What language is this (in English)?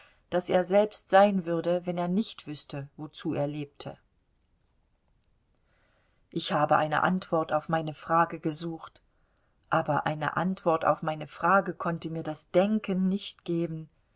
German